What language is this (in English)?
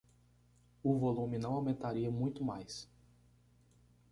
Portuguese